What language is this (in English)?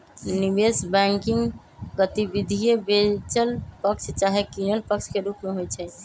Magahi